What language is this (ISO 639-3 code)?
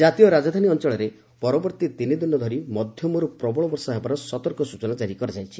ori